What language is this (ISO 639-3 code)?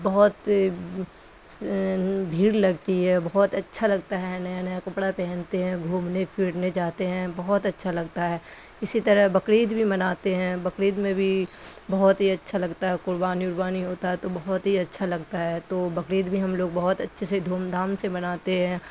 urd